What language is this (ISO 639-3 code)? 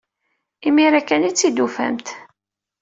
kab